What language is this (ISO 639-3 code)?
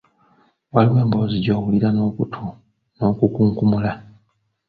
lug